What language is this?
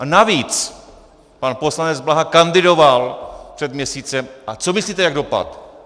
Czech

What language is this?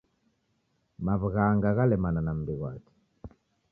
Taita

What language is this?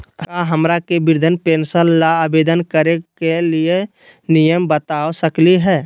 Magahi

